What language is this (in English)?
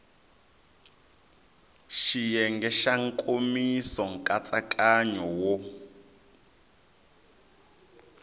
Tsonga